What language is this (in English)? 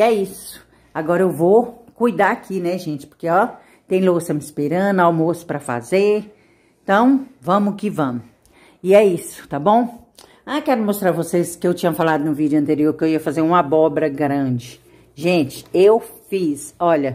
Portuguese